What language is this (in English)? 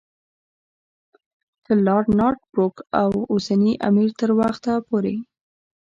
Pashto